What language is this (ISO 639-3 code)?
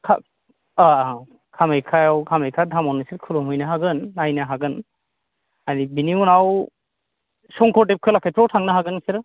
brx